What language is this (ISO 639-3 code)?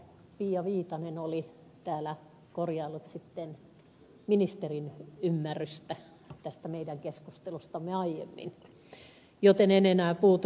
fin